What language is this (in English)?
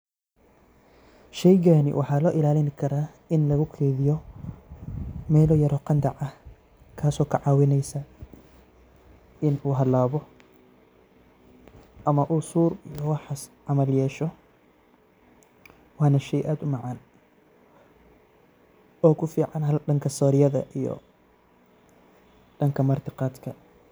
Somali